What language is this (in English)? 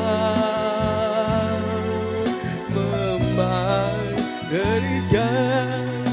Indonesian